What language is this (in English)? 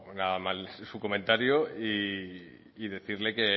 Spanish